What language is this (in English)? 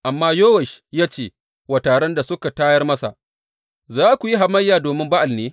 Hausa